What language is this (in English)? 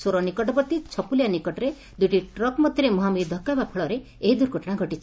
Odia